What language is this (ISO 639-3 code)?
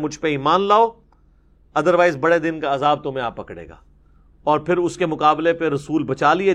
urd